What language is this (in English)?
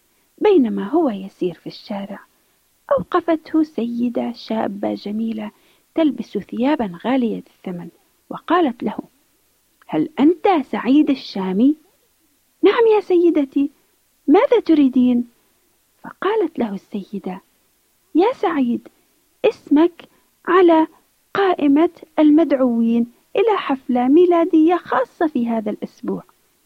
Arabic